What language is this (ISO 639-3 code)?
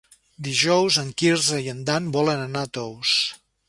cat